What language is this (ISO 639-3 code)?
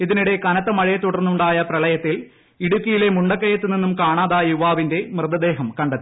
mal